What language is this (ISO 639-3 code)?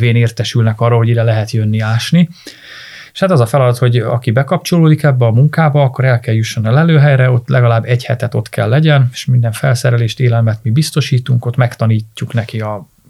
hun